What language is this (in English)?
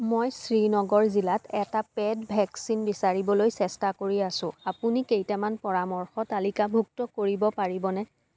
Assamese